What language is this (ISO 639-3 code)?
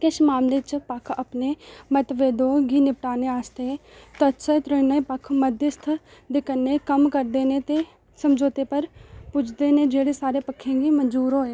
doi